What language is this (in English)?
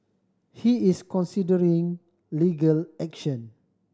English